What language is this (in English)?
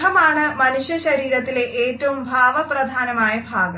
Malayalam